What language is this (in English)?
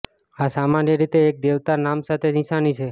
Gujarati